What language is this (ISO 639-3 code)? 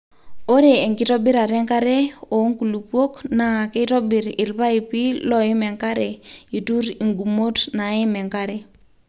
mas